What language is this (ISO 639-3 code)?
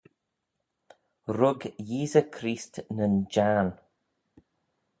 glv